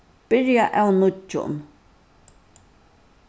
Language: Faroese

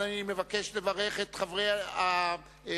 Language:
Hebrew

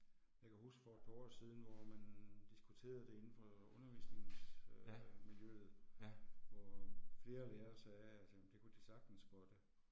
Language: Danish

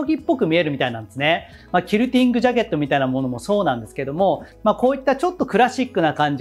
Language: Japanese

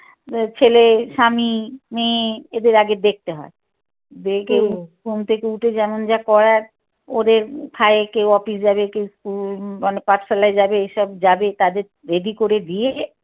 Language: Bangla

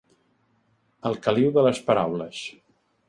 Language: Catalan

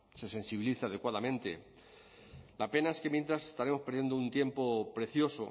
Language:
Spanish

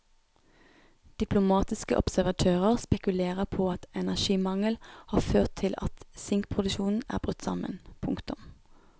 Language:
Norwegian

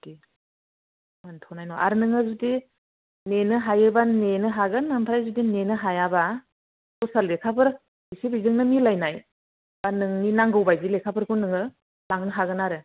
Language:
Bodo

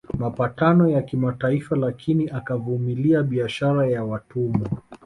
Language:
Swahili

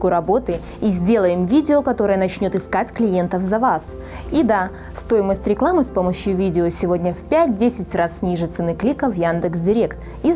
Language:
Russian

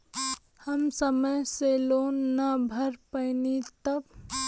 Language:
Bhojpuri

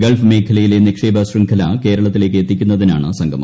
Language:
Malayalam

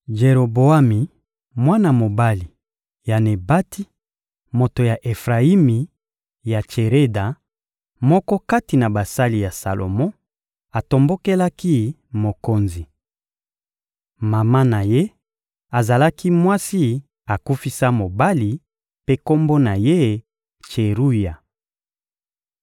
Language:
Lingala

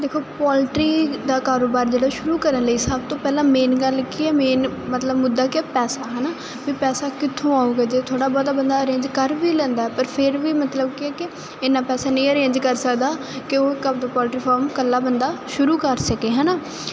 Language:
Punjabi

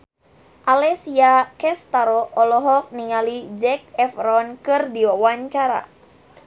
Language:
Sundanese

